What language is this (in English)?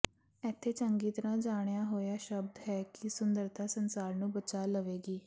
Punjabi